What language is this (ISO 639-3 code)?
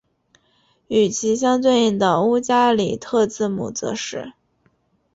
zho